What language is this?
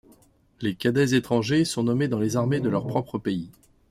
French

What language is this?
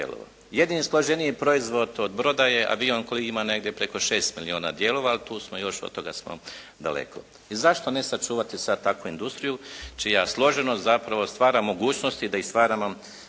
Croatian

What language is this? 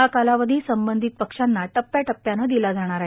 Marathi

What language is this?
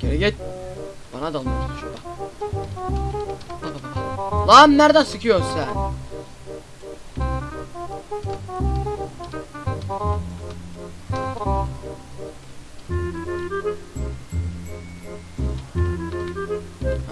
Turkish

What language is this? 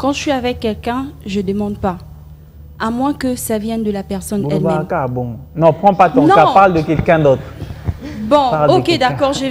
French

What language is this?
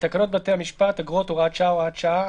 Hebrew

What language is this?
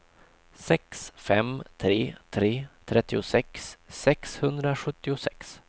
Swedish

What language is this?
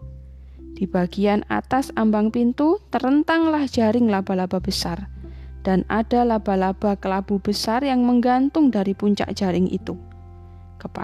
Indonesian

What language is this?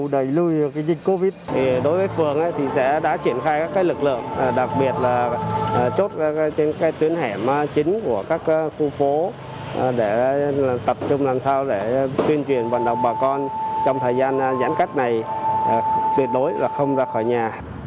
Vietnamese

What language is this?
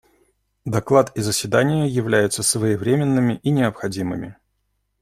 Russian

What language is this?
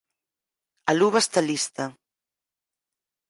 Galician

